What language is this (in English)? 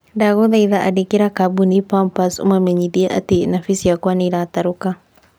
Kikuyu